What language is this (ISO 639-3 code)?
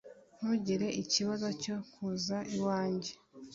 kin